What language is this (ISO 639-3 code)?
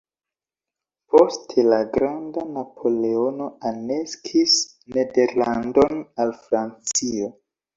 epo